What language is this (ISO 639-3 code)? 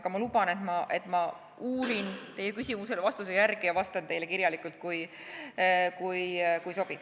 est